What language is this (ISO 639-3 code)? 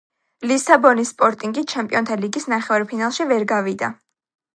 kat